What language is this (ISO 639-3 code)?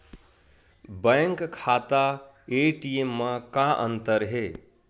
hne